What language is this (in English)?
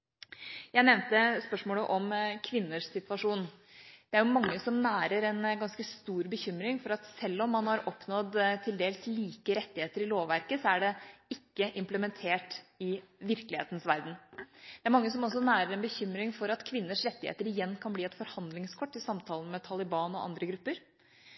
Norwegian Bokmål